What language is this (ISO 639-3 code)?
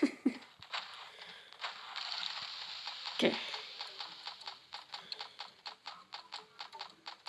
ind